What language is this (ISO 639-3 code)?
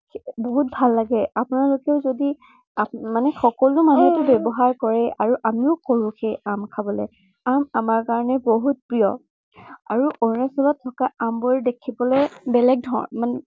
asm